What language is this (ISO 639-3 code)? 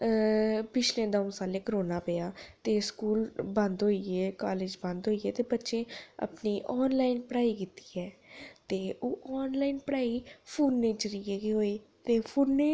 doi